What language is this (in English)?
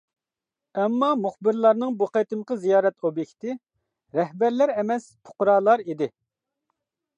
Uyghur